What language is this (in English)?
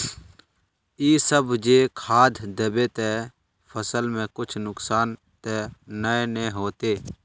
Magahi